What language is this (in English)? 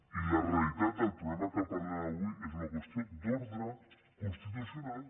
Catalan